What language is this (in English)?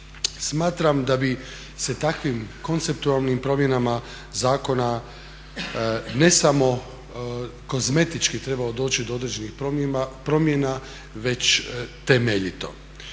Croatian